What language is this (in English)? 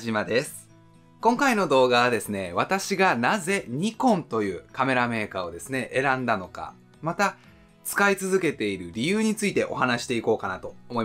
Japanese